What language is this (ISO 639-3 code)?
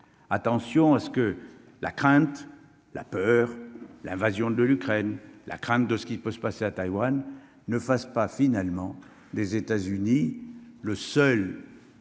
fra